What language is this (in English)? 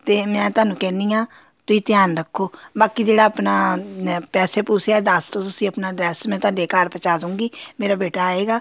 Punjabi